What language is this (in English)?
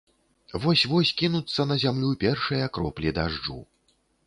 Belarusian